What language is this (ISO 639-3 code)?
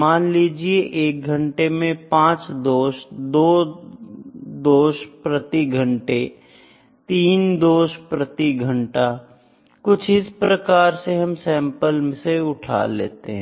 hin